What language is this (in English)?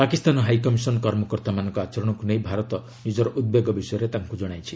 Odia